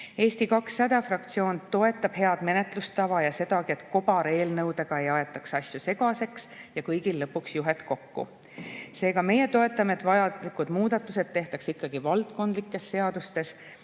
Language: Estonian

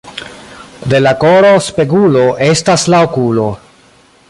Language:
Esperanto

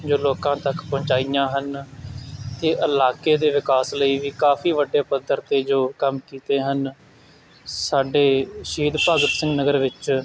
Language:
Punjabi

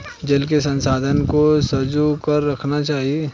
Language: Hindi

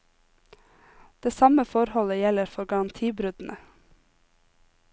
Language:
Norwegian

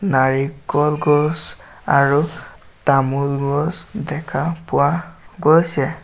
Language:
Assamese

